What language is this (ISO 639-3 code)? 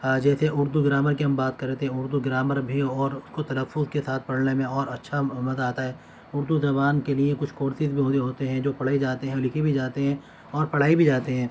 urd